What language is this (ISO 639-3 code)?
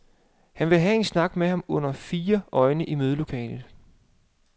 dan